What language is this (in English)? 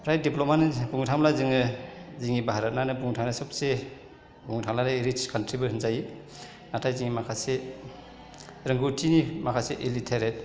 Bodo